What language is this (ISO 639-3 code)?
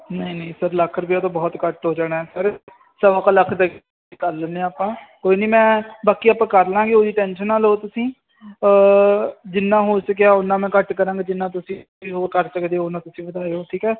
pan